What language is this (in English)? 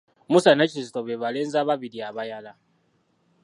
Ganda